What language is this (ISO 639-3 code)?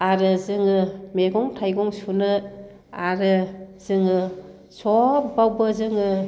brx